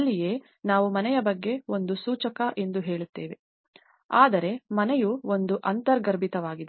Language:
Kannada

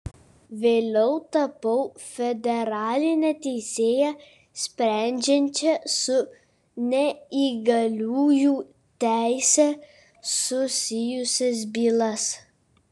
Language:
Lithuanian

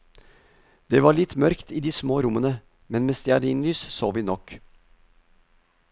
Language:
Norwegian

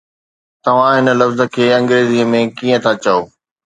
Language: Sindhi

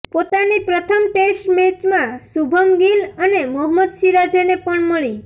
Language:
Gujarati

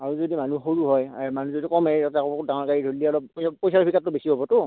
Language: Assamese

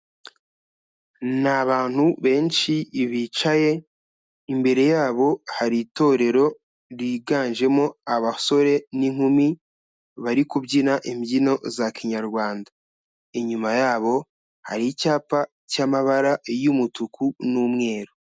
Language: Kinyarwanda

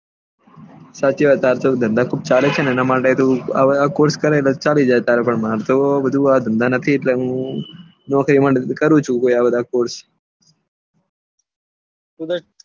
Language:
Gujarati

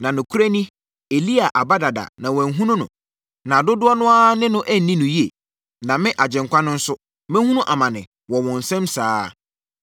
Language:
Akan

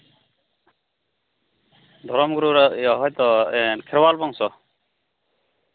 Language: Santali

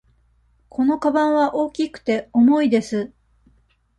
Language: Japanese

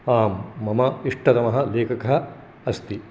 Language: Sanskrit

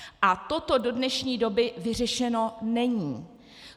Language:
Czech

